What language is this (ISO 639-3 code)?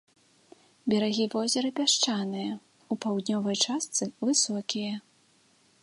bel